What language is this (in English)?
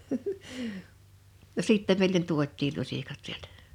Finnish